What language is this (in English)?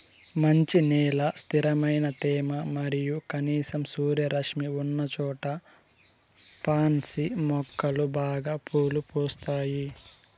Telugu